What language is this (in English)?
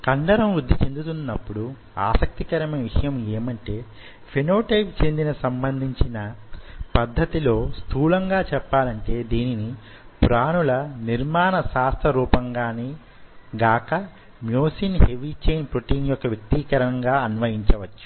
Telugu